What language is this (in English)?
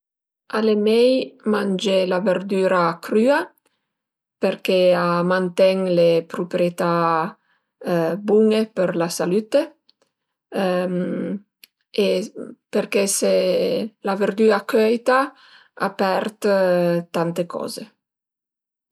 Piedmontese